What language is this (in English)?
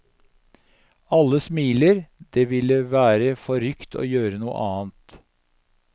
Norwegian